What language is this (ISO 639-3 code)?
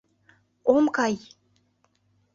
chm